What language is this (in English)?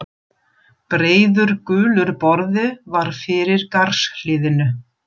Icelandic